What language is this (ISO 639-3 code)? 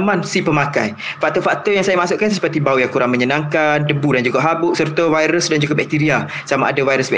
msa